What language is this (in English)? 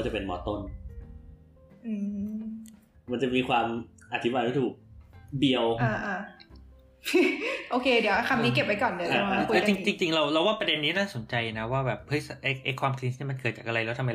Thai